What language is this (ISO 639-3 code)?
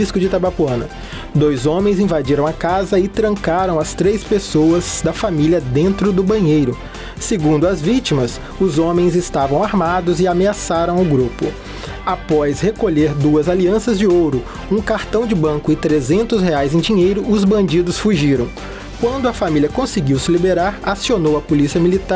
por